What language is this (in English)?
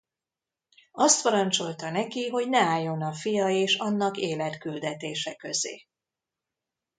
Hungarian